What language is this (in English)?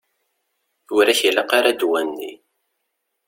Kabyle